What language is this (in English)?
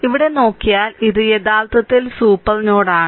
Malayalam